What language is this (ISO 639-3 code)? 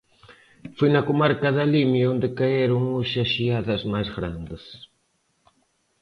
glg